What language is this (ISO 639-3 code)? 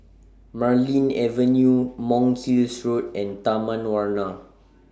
eng